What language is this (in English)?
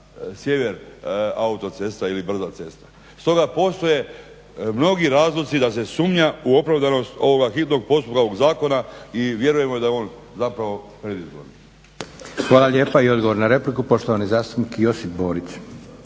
Croatian